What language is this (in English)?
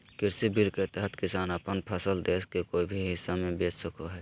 Magahi